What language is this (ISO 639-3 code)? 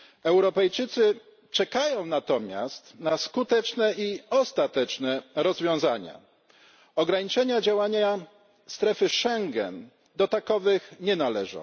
pol